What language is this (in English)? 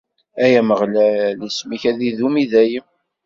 Kabyle